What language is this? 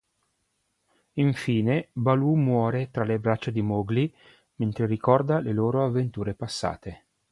Italian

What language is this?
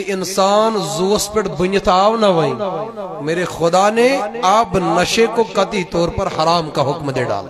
Arabic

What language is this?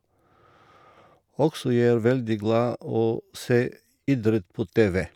Norwegian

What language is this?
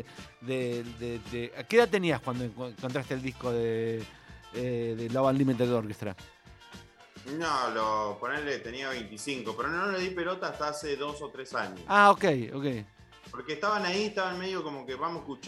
Spanish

